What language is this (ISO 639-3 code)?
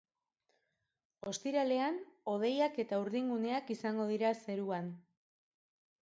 eus